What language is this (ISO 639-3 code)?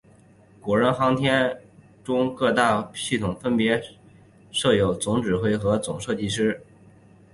zho